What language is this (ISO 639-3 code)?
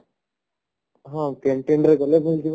ori